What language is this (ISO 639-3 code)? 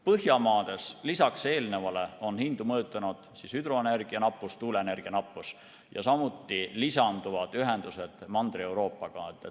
est